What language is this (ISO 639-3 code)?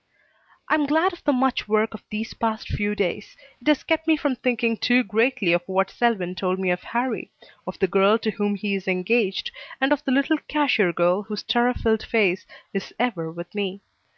eng